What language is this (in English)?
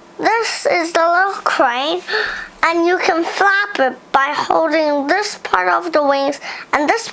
English